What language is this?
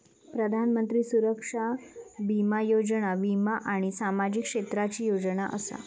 Marathi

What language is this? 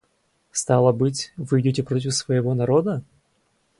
Russian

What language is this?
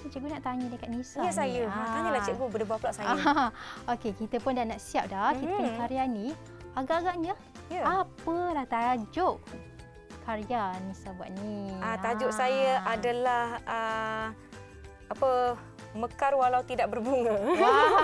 Malay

